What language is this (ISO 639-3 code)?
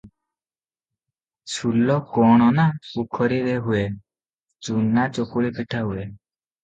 ori